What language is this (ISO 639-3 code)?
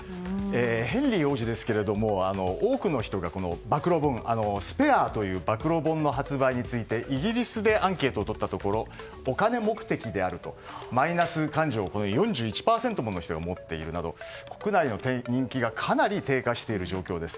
jpn